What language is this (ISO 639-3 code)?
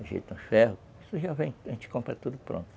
por